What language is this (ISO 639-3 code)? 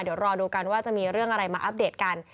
tha